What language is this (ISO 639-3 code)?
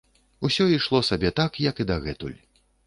bel